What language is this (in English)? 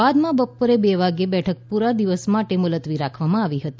Gujarati